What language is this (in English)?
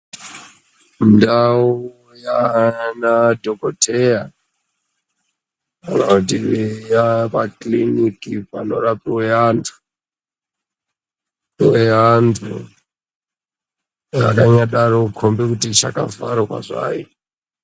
Ndau